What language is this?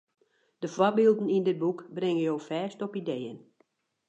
Western Frisian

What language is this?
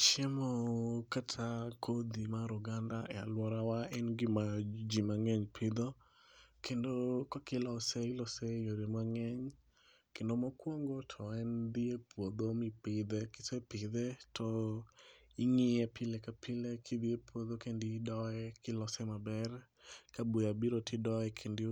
Luo (Kenya and Tanzania)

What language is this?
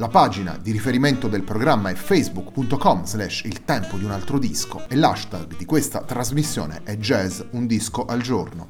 Italian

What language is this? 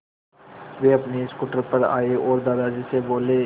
Hindi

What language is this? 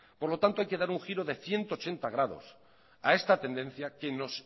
Spanish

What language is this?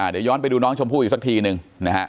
Thai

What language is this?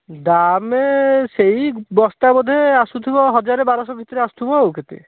Odia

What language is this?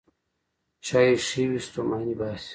Pashto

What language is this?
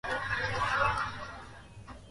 Swahili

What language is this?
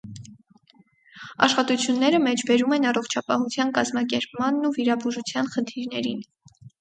Armenian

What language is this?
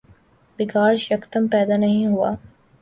Urdu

